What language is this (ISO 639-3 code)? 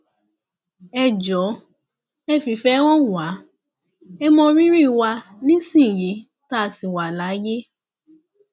yor